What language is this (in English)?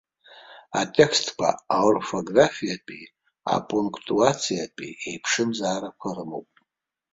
Abkhazian